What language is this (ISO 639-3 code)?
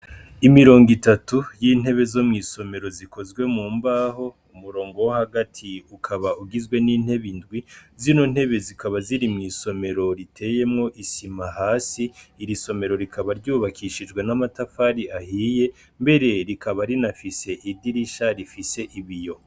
run